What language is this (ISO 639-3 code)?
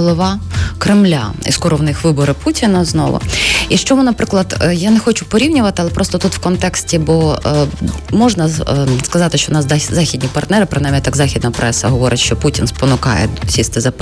ukr